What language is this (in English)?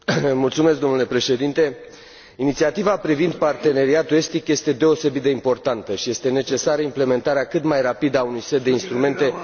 Romanian